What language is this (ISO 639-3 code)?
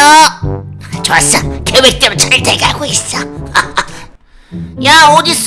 kor